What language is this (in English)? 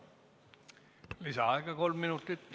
Estonian